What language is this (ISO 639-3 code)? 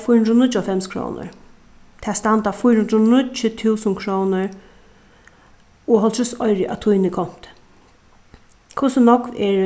fao